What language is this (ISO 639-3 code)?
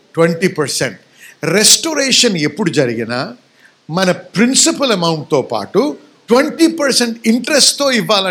tel